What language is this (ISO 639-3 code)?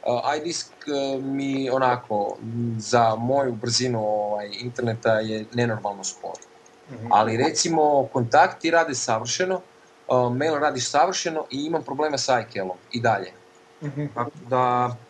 hrv